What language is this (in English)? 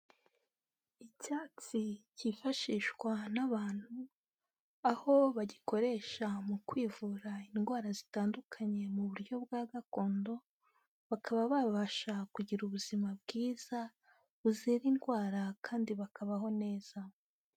Kinyarwanda